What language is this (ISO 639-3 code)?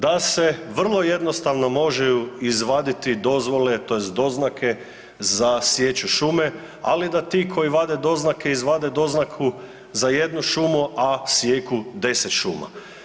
hrv